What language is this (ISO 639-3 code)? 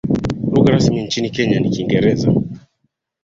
swa